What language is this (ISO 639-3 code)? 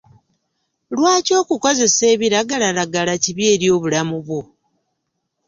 lug